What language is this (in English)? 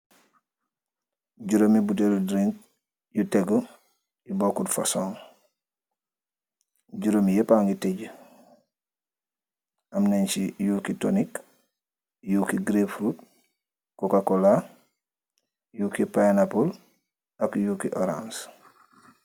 Wolof